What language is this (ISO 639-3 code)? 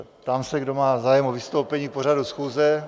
ces